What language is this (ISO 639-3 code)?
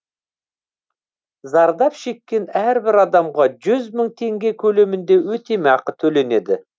kaz